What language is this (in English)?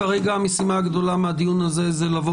Hebrew